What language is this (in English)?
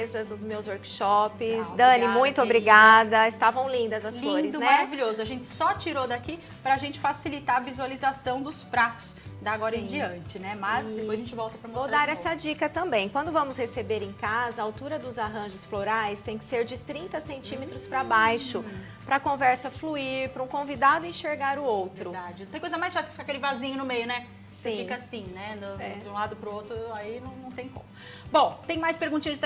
Portuguese